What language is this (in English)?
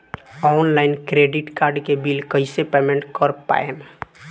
Bhojpuri